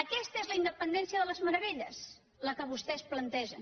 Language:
Catalan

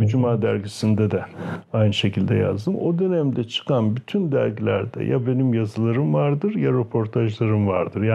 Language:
Turkish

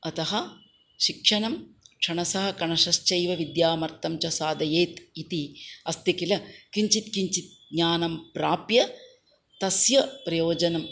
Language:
Sanskrit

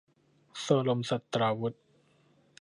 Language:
Thai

